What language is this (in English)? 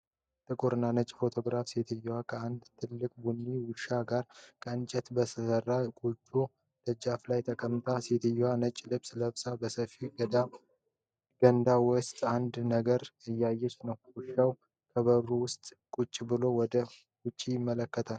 Amharic